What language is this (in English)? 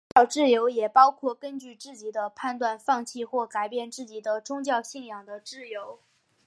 Chinese